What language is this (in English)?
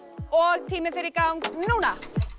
Icelandic